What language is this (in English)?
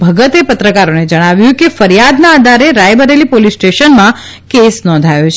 Gujarati